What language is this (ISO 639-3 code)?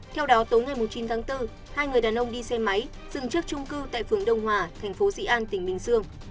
vie